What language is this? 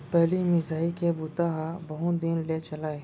Chhattisgarhi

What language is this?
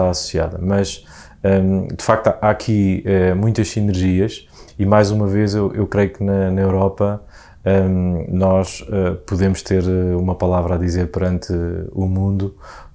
Portuguese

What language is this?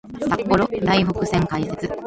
Japanese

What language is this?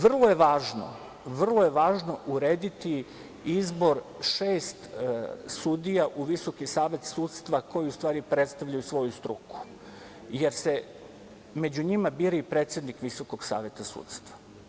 Serbian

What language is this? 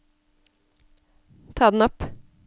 Norwegian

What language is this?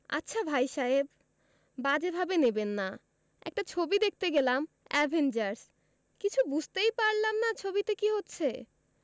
Bangla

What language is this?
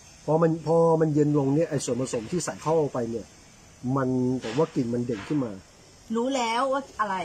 Thai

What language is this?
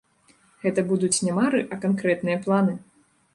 Belarusian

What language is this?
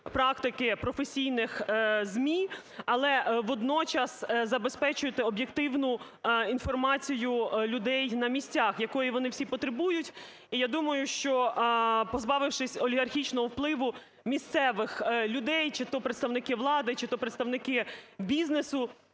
Ukrainian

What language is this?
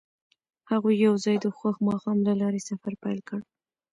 Pashto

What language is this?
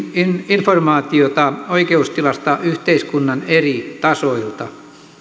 Finnish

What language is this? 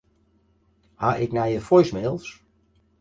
Western Frisian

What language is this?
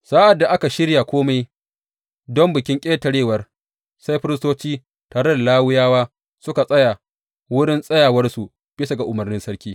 Hausa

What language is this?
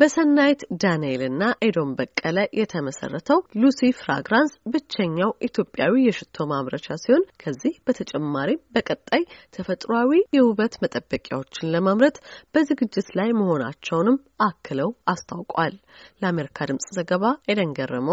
Amharic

